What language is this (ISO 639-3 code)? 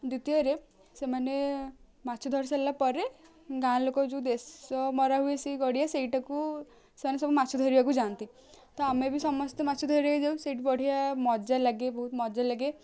ori